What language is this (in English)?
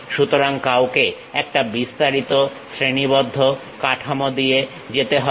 Bangla